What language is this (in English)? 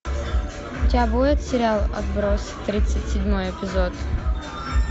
Russian